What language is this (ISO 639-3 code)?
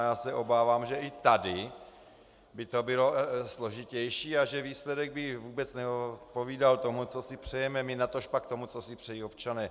ces